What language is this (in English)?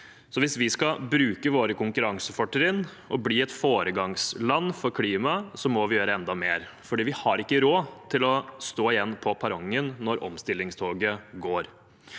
Norwegian